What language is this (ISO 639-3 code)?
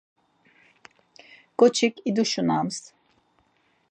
lzz